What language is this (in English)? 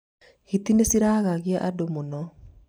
Kikuyu